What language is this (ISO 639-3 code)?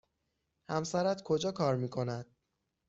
fas